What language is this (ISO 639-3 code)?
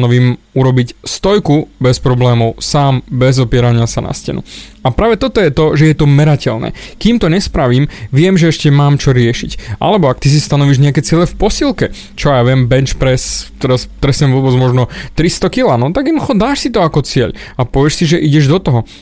slk